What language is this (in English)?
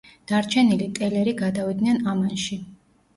Georgian